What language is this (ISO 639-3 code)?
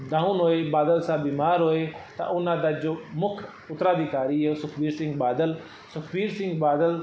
pan